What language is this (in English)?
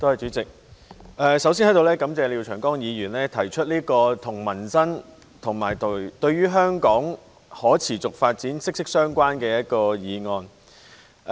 Cantonese